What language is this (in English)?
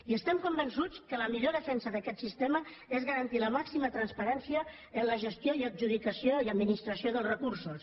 Catalan